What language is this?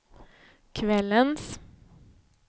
Swedish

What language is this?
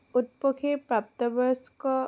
Assamese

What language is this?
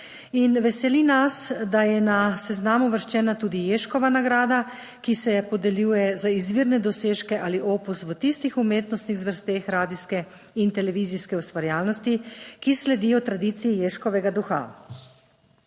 Slovenian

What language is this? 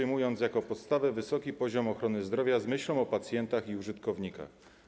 Polish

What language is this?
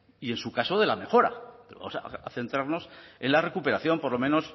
Spanish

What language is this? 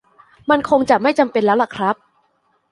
Thai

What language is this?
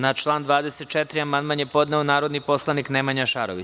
Serbian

